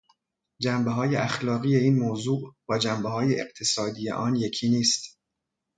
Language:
Persian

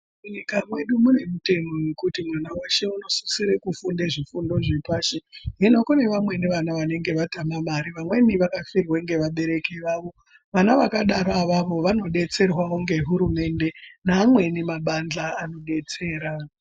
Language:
Ndau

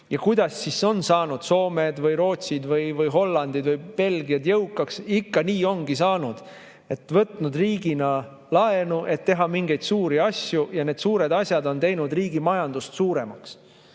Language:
Estonian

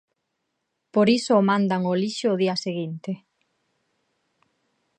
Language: Galician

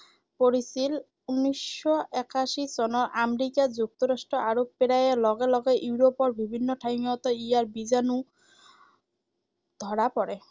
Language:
Assamese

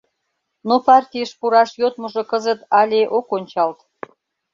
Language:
Mari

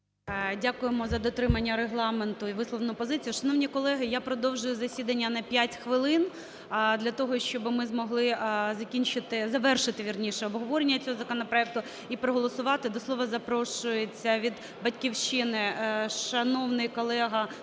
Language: Ukrainian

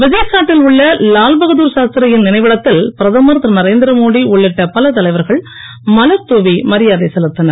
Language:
Tamil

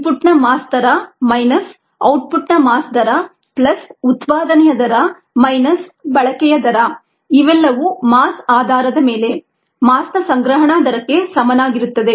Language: Kannada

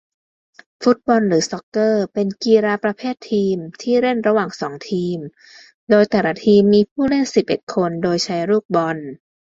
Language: Thai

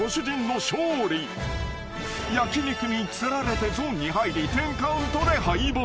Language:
Japanese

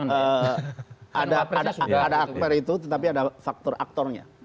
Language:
Indonesian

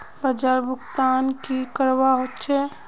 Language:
Magahi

